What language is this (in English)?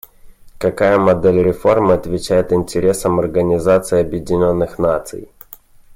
Russian